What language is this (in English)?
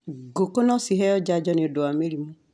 Kikuyu